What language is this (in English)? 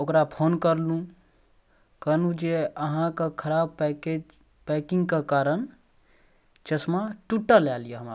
Maithili